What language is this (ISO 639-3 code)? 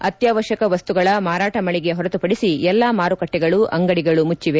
kan